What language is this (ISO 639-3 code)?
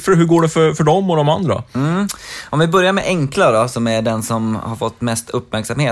swe